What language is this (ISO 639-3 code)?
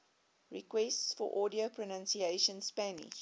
eng